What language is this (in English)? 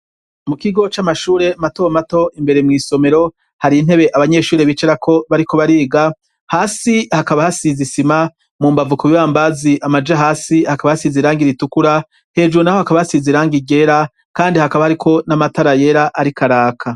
Rundi